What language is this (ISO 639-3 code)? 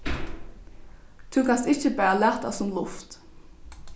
fao